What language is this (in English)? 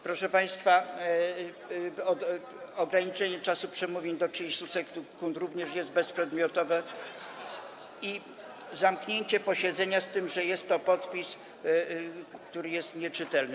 Polish